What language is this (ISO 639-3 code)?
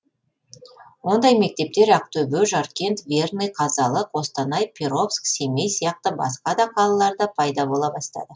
kaz